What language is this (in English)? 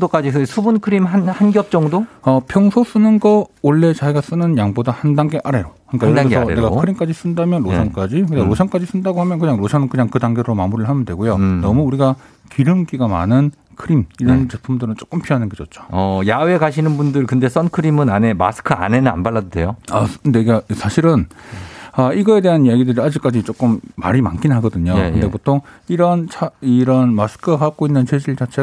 Korean